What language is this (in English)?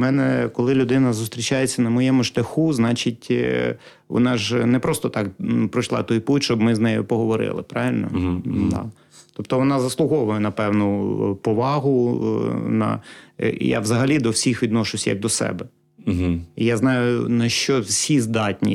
Ukrainian